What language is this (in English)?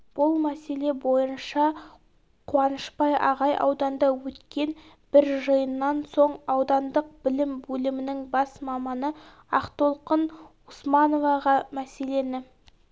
Kazakh